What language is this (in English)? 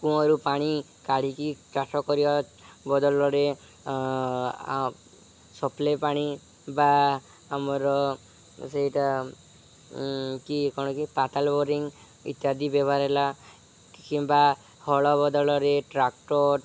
Odia